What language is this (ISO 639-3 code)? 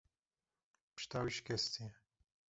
kur